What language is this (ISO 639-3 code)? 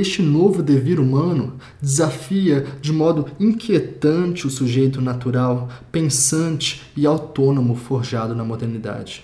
por